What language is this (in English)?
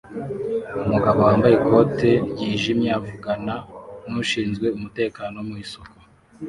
Kinyarwanda